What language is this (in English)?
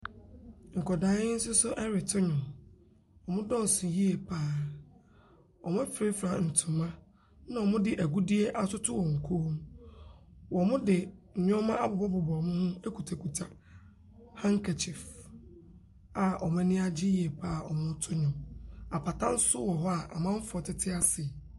Akan